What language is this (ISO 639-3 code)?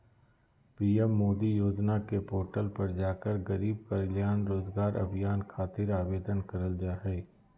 mag